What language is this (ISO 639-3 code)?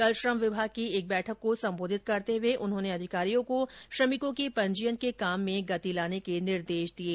hin